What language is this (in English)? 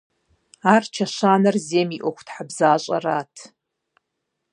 Kabardian